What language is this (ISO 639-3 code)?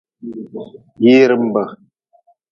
nmz